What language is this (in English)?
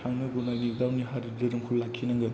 Bodo